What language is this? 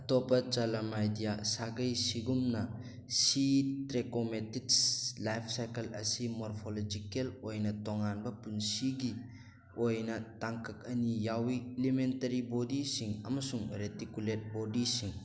Manipuri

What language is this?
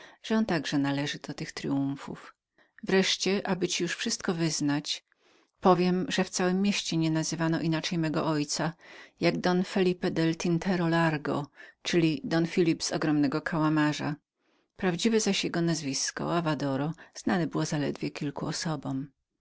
Polish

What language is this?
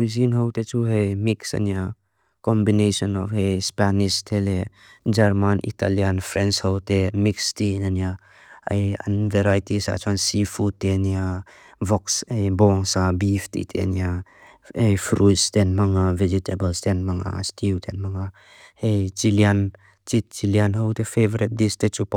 Mizo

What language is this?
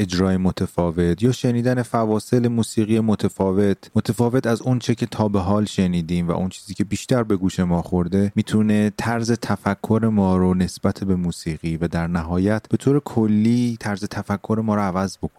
Persian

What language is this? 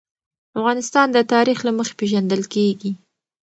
Pashto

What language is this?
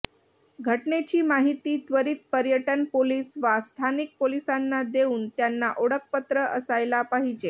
Marathi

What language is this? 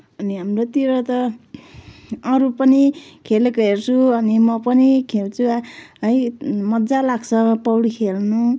Nepali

